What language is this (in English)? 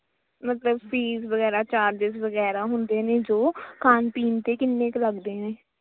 Punjabi